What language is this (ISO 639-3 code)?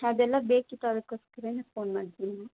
kan